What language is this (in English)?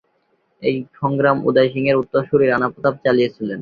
Bangla